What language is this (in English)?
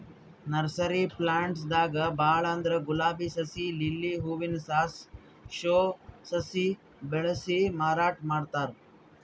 Kannada